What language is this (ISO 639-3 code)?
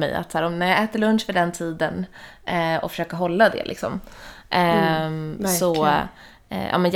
swe